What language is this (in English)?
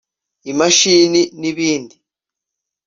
Kinyarwanda